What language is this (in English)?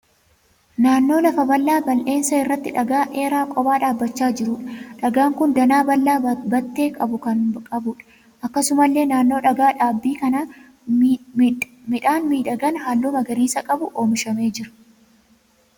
Oromo